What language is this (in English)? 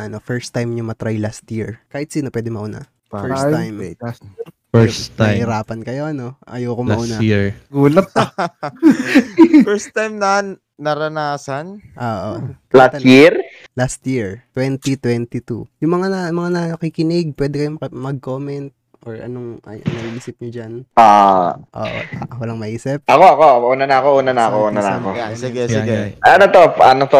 Filipino